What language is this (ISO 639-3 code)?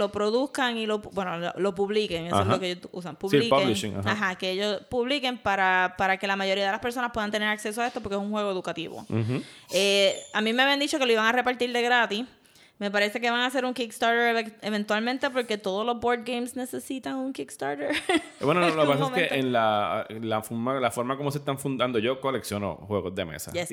spa